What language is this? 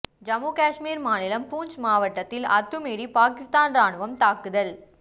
Tamil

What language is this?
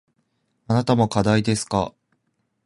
Japanese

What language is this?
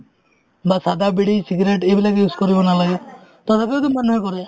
Assamese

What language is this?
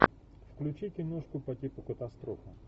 Russian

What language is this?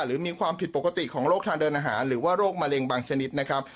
Thai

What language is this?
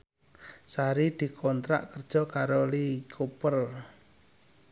Javanese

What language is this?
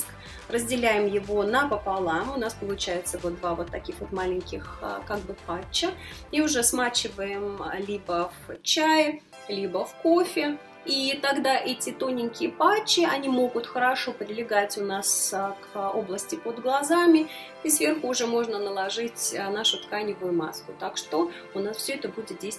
Russian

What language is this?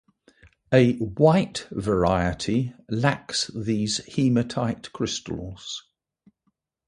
English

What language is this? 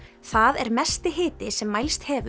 Icelandic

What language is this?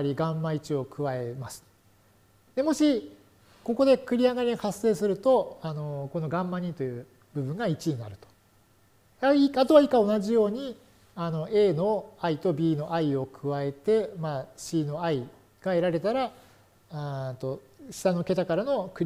Japanese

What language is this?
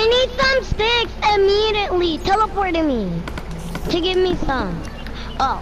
English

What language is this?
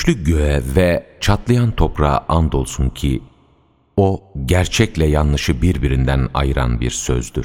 Turkish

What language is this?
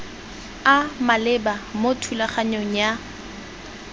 Tswana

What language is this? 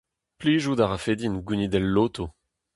Breton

